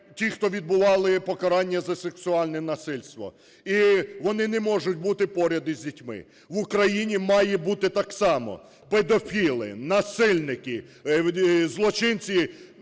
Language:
Ukrainian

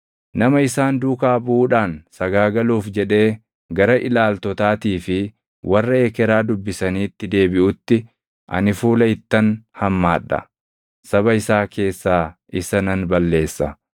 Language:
Oromo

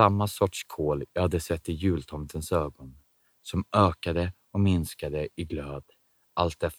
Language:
Swedish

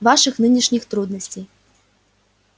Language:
Russian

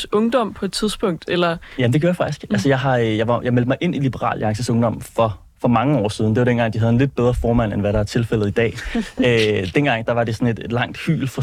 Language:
Danish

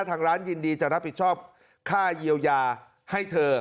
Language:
Thai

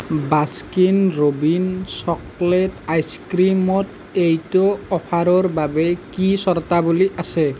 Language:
Assamese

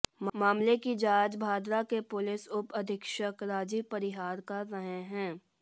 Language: Hindi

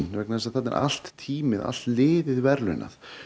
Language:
Icelandic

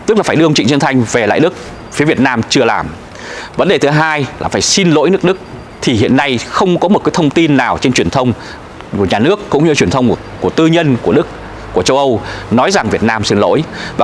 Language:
Vietnamese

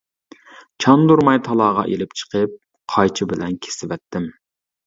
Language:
Uyghur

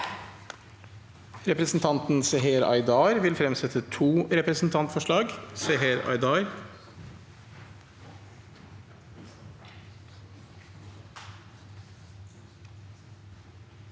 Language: Norwegian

